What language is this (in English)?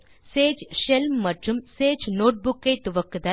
Tamil